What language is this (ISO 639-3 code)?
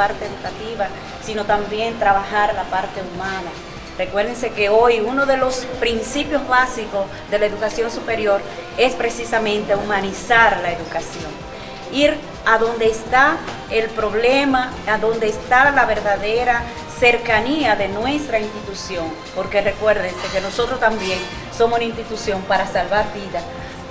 spa